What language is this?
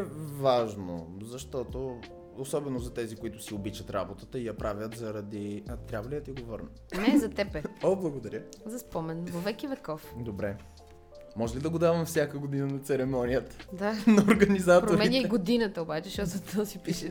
Bulgarian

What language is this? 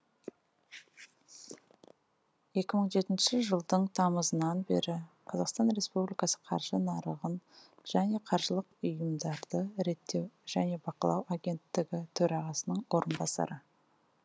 Kazakh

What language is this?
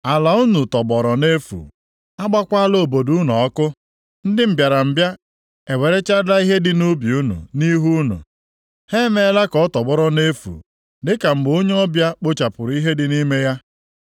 Igbo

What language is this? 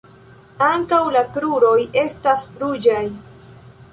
Esperanto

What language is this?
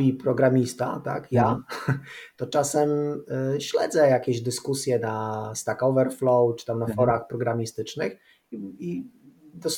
Polish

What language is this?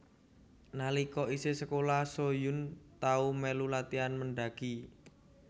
Javanese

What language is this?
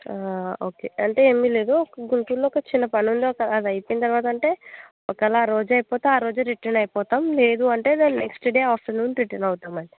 Telugu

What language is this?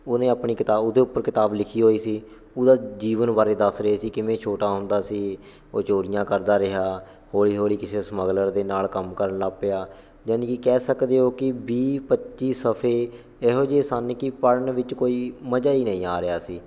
Punjabi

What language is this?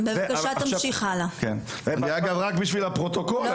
Hebrew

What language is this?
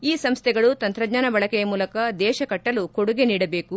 Kannada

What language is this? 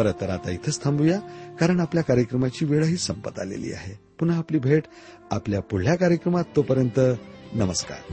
Marathi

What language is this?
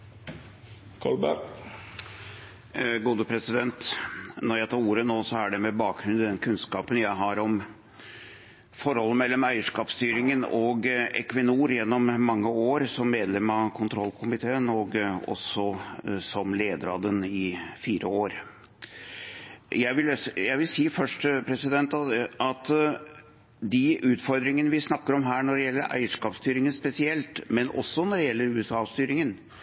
Norwegian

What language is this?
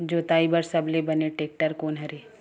Chhattisgarhi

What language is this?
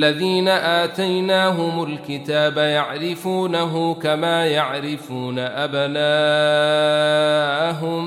Arabic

